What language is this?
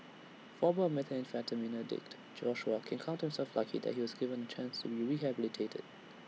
English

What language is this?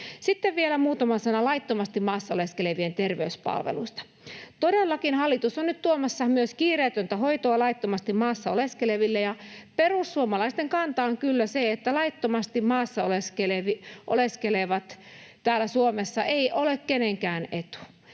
Finnish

